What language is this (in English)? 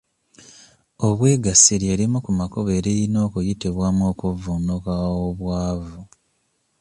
Ganda